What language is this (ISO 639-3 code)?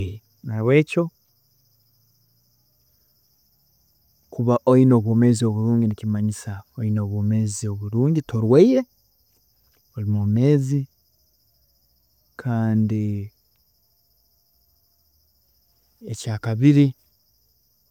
ttj